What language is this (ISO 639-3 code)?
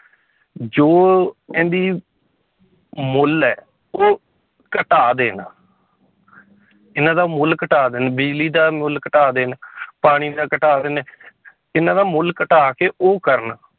pan